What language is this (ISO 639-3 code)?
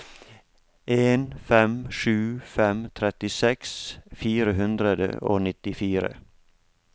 nor